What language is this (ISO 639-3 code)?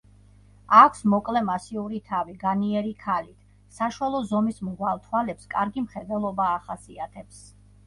kat